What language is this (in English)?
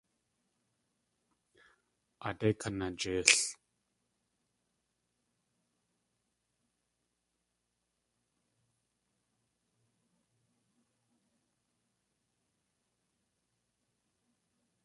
Tlingit